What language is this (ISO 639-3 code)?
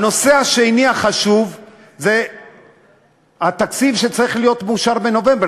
heb